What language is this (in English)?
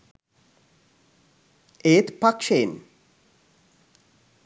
Sinhala